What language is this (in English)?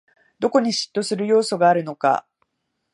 Japanese